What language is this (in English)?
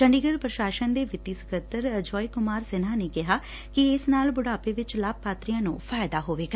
Punjabi